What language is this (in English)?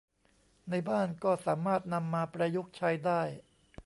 Thai